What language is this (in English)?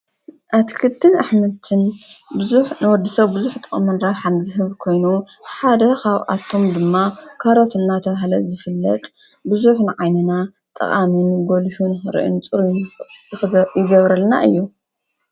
Tigrinya